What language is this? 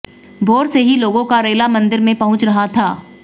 Hindi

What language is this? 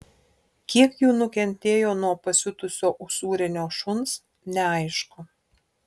Lithuanian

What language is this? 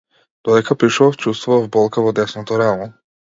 Macedonian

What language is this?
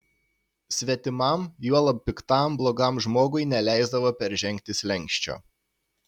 Lithuanian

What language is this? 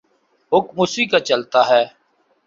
Urdu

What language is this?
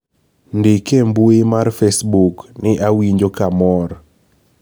Luo (Kenya and Tanzania)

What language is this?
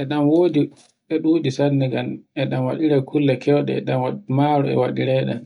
Borgu Fulfulde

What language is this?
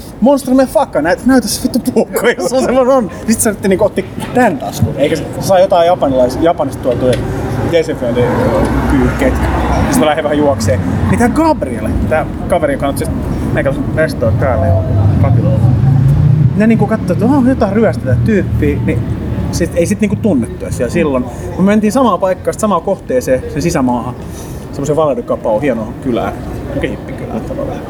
Finnish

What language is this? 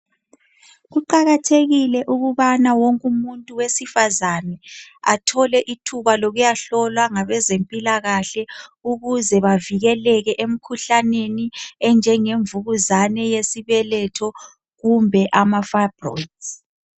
North Ndebele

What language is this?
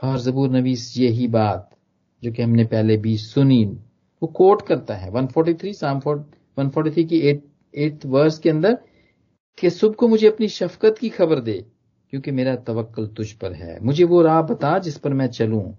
Hindi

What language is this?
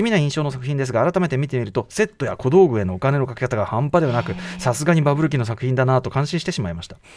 Japanese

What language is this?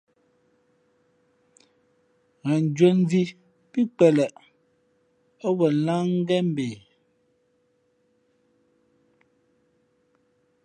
Fe'fe'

